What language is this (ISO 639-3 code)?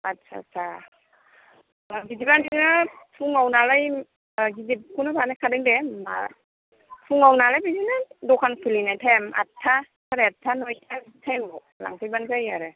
brx